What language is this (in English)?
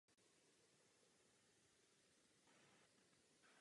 Czech